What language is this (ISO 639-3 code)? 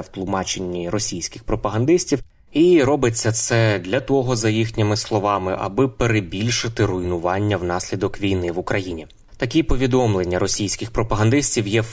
ukr